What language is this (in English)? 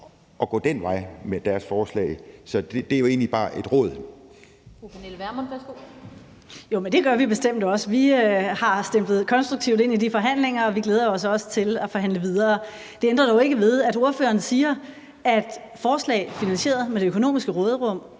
Danish